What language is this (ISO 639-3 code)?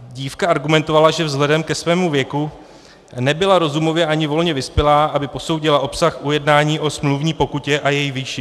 ces